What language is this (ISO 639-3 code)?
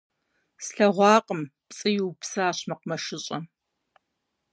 kbd